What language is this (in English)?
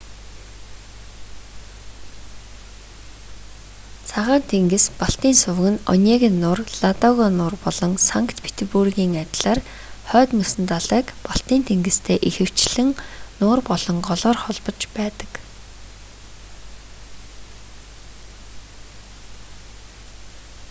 Mongolian